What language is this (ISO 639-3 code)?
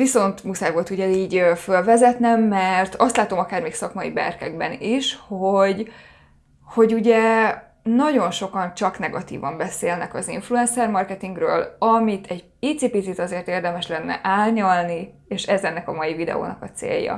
hun